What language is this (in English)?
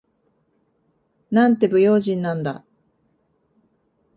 Japanese